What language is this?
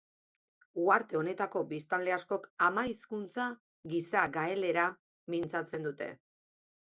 Basque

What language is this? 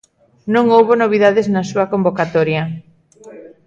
Galician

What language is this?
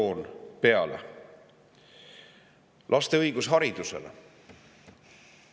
Estonian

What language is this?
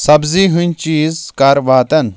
Kashmiri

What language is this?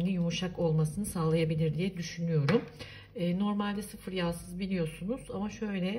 Turkish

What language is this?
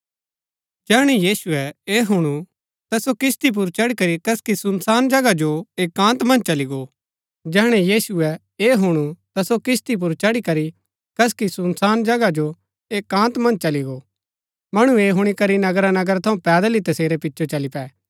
Gaddi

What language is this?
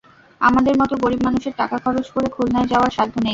Bangla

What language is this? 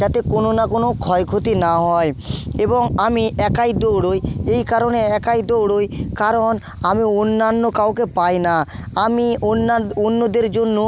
Bangla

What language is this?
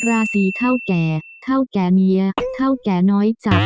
Thai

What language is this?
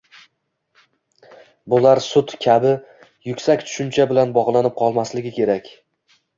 Uzbek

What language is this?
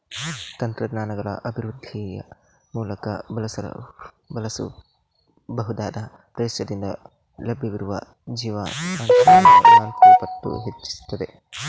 Kannada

